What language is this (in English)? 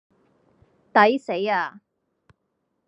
Cantonese